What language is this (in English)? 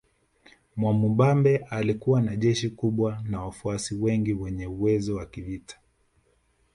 Swahili